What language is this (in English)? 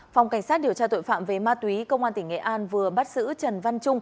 Vietnamese